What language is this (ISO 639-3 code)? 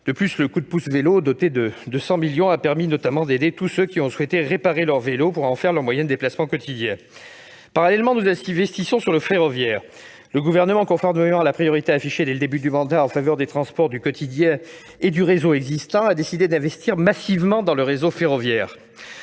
fra